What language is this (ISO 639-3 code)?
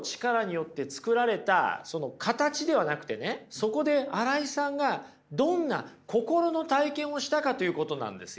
jpn